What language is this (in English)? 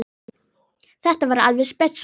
Icelandic